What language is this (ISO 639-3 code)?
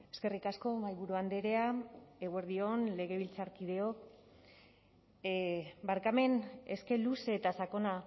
eus